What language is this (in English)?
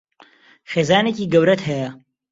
Central Kurdish